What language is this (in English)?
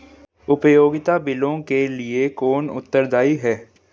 Hindi